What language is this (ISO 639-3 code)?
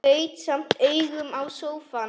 isl